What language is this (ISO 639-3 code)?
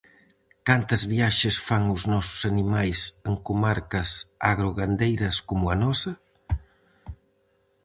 glg